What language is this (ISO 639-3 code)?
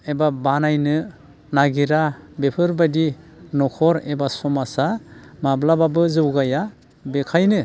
brx